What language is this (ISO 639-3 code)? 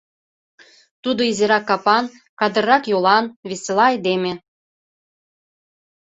chm